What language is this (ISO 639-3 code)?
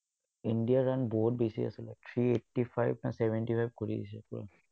asm